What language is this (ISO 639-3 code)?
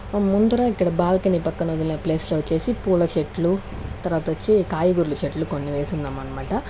tel